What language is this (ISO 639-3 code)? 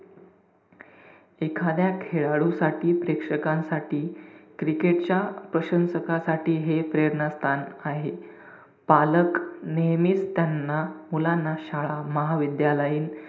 mar